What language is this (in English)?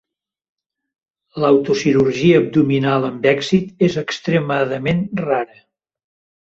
Catalan